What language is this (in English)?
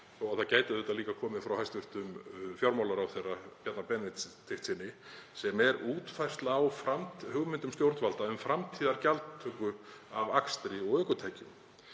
Icelandic